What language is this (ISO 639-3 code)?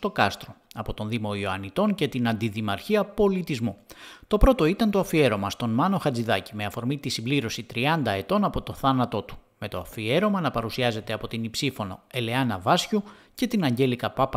ell